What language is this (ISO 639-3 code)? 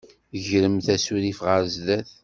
kab